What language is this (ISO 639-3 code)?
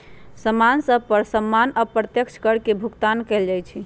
mag